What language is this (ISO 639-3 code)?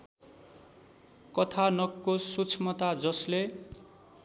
nep